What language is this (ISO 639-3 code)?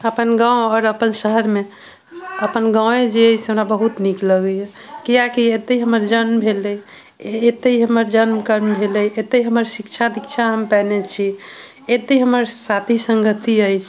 mai